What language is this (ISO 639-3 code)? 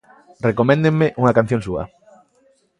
glg